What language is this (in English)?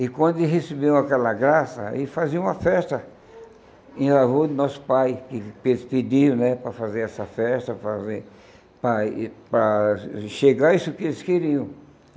Portuguese